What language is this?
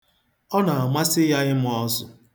Igbo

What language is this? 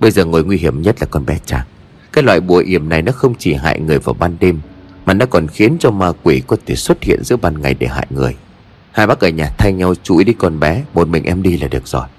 Vietnamese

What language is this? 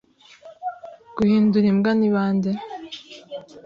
Kinyarwanda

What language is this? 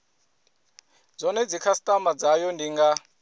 Venda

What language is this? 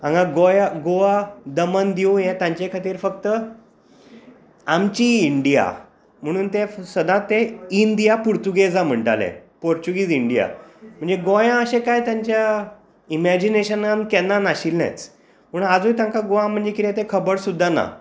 Konkani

